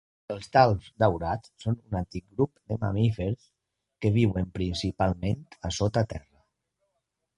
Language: Catalan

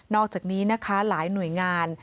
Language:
Thai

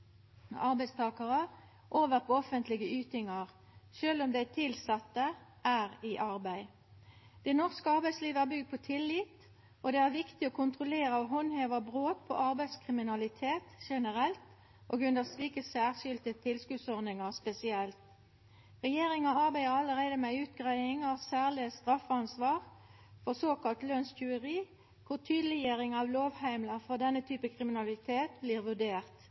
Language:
Norwegian Nynorsk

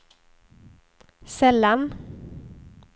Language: Swedish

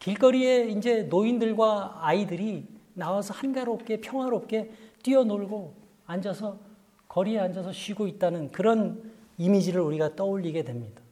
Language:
Korean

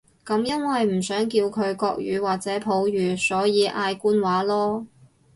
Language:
Cantonese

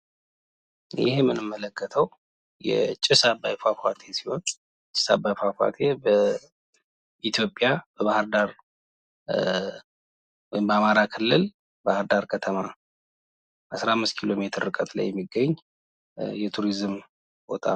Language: Amharic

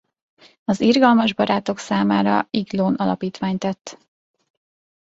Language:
Hungarian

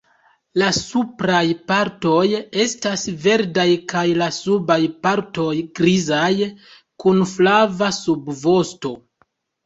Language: Esperanto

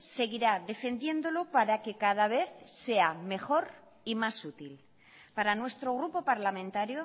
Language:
Spanish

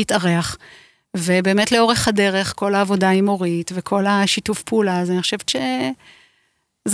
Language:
Hebrew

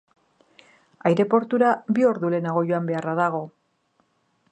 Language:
Basque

